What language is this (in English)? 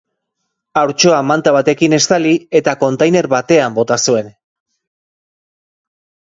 Basque